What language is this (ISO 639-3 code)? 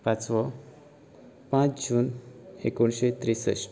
kok